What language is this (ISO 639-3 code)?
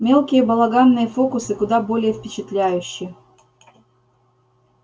rus